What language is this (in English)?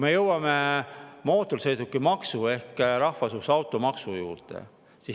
Estonian